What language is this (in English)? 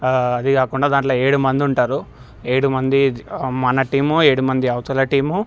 Telugu